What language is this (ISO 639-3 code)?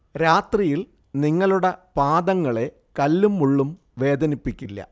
mal